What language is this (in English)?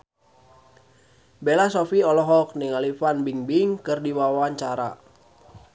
Sundanese